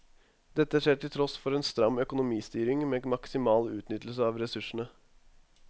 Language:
Norwegian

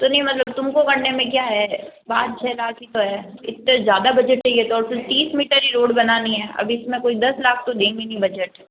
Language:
Hindi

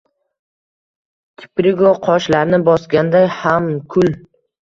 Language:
Uzbek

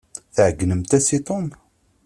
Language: Kabyle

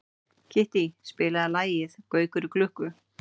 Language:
Icelandic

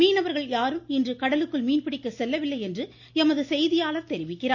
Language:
Tamil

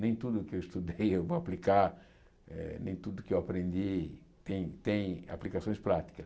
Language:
Portuguese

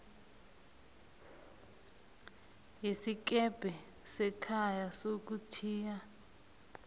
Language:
South Ndebele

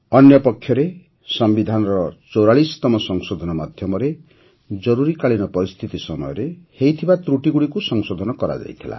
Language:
Odia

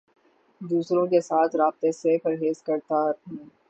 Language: Urdu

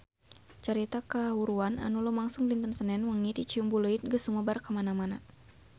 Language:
Sundanese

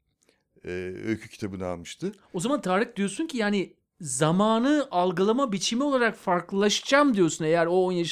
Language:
Turkish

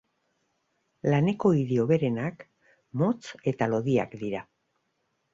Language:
Basque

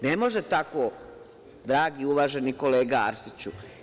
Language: Serbian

